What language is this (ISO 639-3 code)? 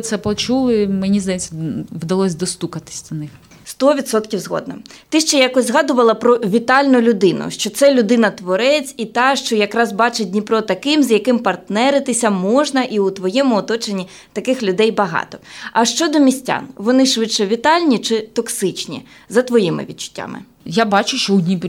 ukr